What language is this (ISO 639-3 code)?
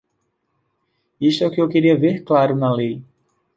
por